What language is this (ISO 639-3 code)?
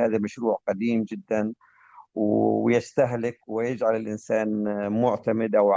ara